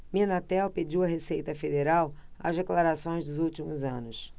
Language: Portuguese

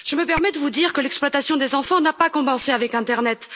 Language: French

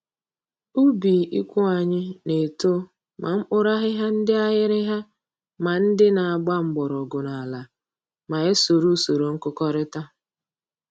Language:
Igbo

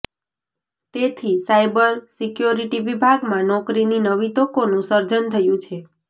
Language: Gujarati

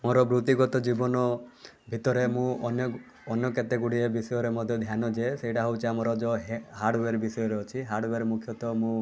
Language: Odia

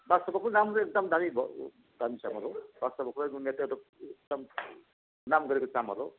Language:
Nepali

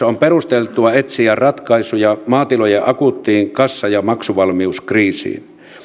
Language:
Finnish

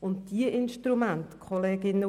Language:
Swiss German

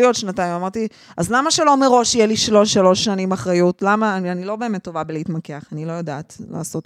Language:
Hebrew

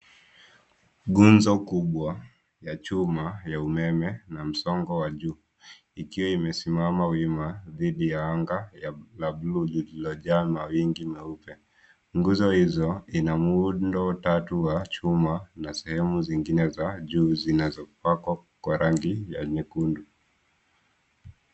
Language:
Swahili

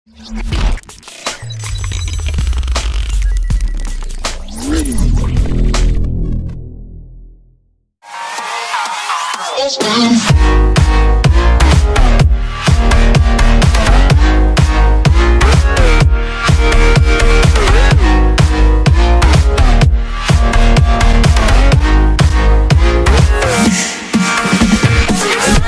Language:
English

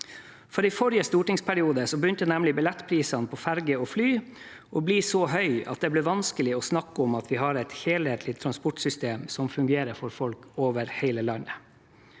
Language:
Norwegian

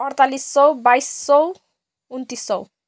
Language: Nepali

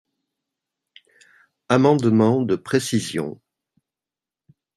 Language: French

